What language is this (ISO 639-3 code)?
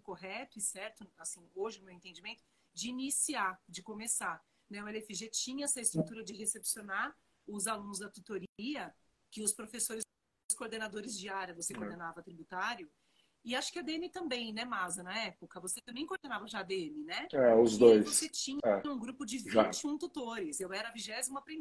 por